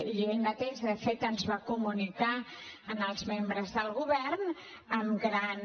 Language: Catalan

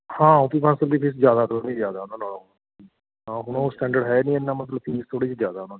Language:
Punjabi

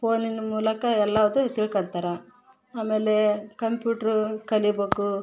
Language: Kannada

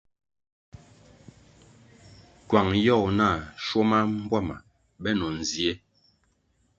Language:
Kwasio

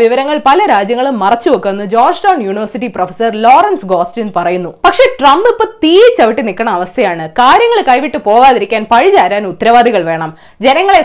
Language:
Malayalam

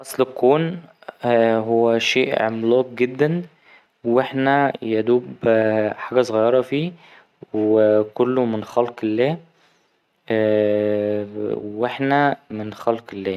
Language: Egyptian Arabic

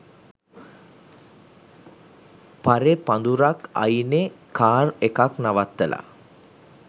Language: Sinhala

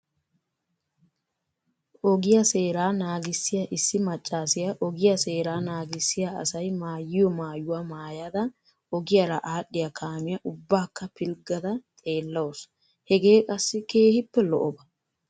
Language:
Wolaytta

